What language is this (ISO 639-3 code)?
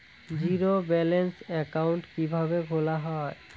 ben